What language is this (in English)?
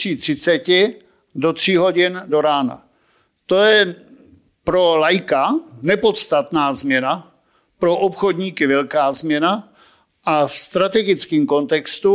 Czech